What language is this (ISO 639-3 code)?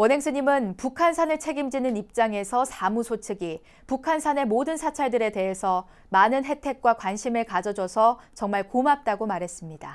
kor